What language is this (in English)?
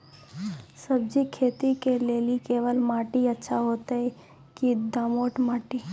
Maithili